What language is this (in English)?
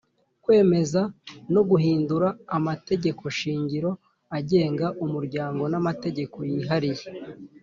Kinyarwanda